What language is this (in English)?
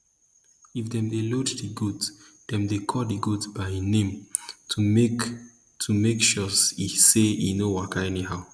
Nigerian Pidgin